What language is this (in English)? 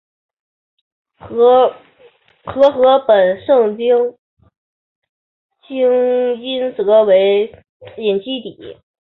Chinese